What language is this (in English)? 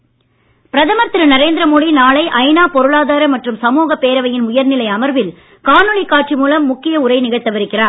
Tamil